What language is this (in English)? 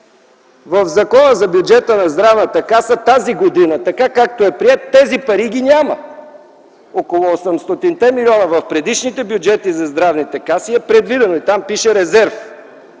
Bulgarian